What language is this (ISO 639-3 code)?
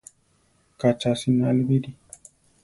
tar